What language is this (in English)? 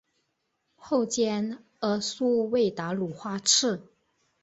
Chinese